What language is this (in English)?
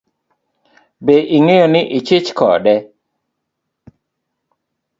Luo (Kenya and Tanzania)